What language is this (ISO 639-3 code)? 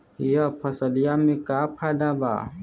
bho